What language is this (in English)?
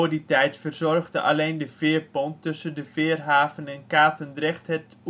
Dutch